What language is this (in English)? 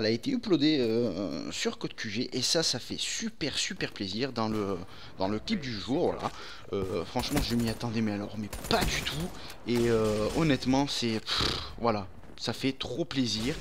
French